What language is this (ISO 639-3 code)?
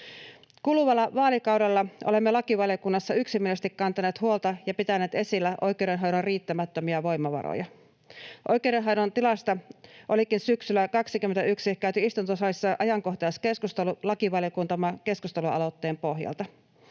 fin